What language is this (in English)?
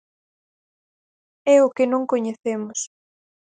Galician